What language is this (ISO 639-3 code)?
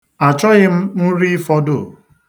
ibo